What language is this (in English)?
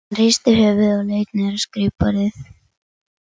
Icelandic